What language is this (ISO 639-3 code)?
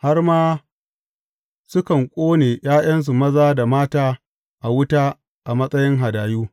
hau